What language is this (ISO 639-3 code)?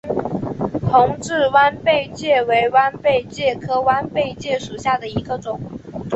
zho